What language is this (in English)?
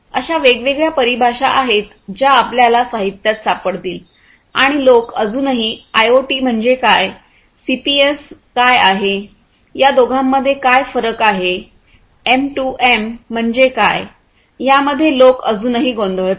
Marathi